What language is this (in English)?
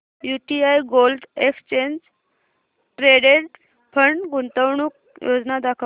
Marathi